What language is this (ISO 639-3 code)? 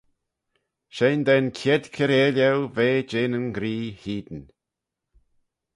glv